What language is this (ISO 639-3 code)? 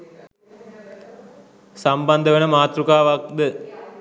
sin